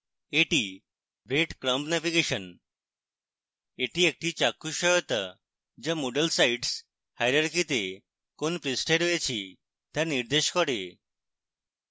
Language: Bangla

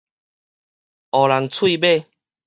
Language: Min Nan Chinese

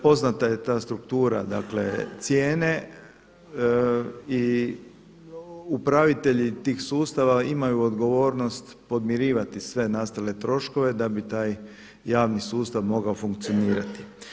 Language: Croatian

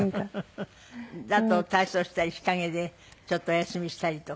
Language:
Japanese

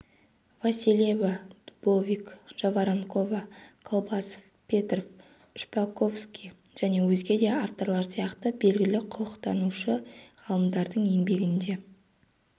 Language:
Kazakh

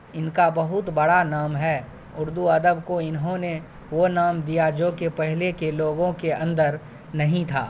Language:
Urdu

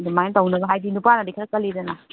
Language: Manipuri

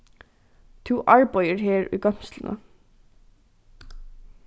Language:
Faroese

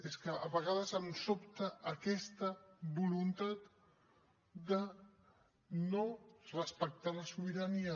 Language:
Catalan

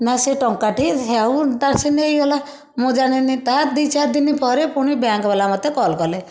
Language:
Odia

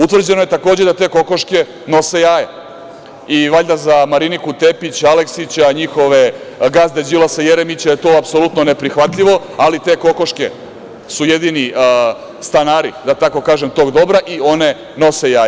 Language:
Serbian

